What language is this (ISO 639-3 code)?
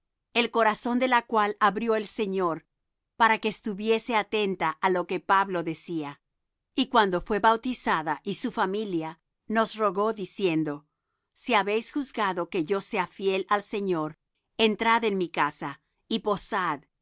spa